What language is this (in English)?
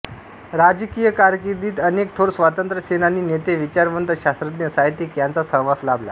Marathi